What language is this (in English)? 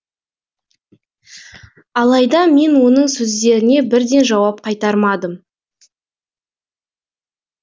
Kazakh